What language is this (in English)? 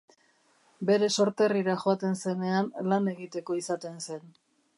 Basque